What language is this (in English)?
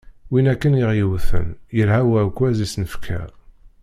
Kabyle